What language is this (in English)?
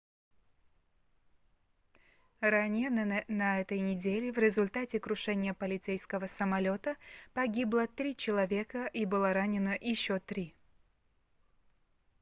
Russian